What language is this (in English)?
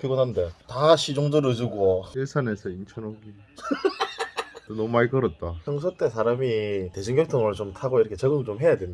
Korean